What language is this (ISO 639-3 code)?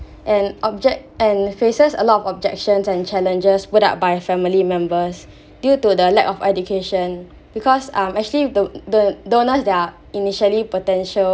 eng